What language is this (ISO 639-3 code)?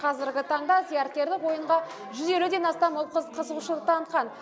kaz